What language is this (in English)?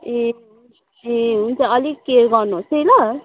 Nepali